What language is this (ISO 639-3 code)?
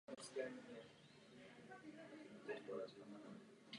ces